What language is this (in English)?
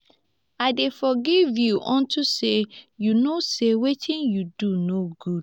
Nigerian Pidgin